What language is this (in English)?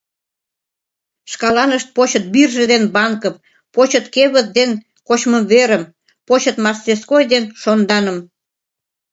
Mari